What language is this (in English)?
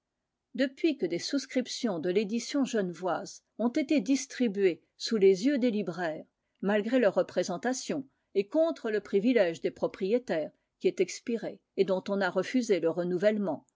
French